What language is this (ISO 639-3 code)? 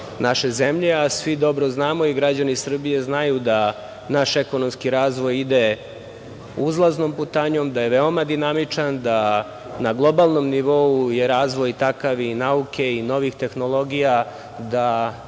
srp